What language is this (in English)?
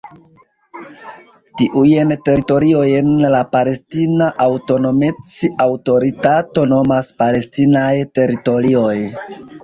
Esperanto